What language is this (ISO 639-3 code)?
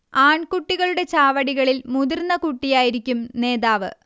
mal